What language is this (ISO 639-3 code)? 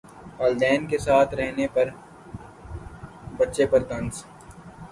urd